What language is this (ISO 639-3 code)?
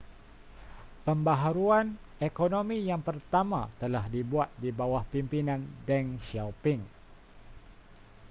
msa